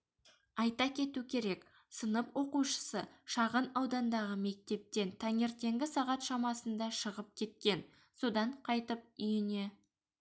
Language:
Kazakh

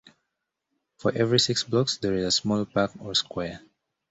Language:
English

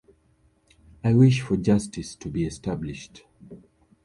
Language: English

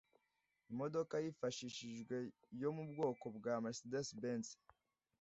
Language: Kinyarwanda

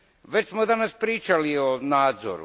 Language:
Croatian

